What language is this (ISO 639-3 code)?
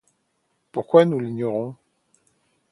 fra